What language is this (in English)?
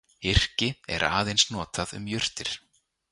Icelandic